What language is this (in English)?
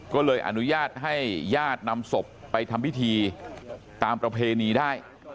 Thai